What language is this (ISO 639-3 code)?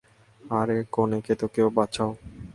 ben